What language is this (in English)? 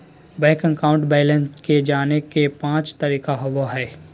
Magahi